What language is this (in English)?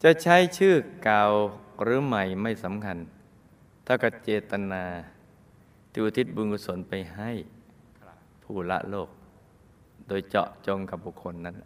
Thai